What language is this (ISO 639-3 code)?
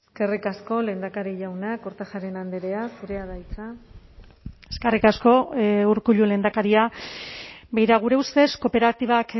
eus